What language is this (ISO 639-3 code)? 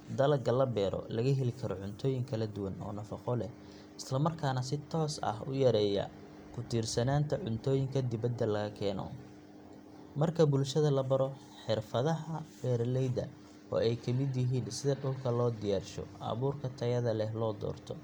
som